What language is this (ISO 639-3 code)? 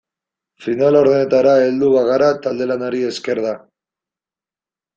eus